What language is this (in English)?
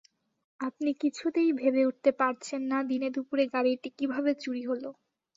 Bangla